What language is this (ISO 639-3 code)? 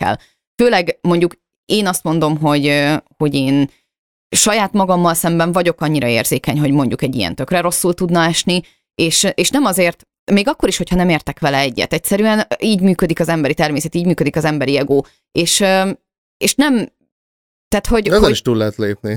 hun